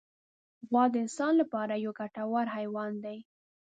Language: Pashto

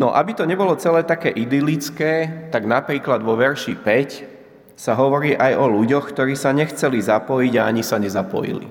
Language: Slovak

